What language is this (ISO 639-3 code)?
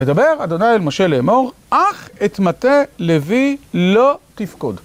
heb